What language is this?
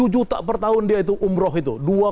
Indonesian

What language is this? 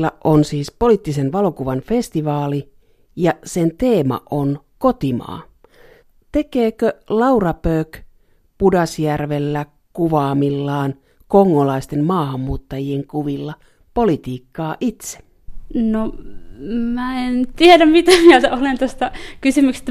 Finnish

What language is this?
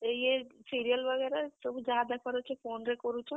Odia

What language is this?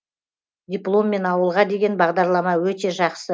Kazakh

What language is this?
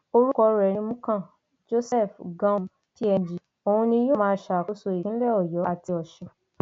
Yoruba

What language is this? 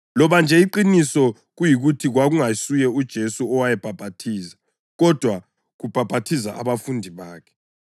North Ndebele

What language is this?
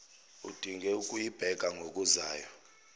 Zulu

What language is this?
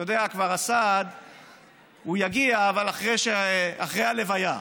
Hebrew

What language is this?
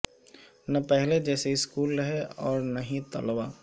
Urdu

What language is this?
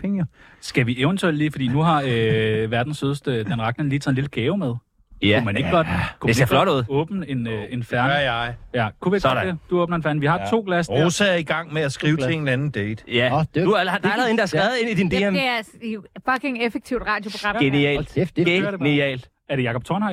Danish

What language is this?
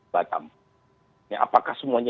Indonesian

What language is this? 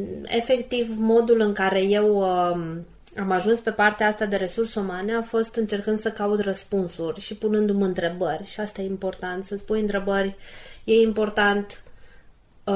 Romanian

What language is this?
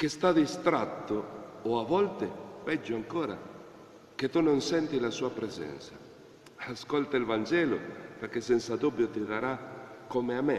Italian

